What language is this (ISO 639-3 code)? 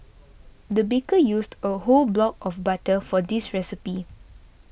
eng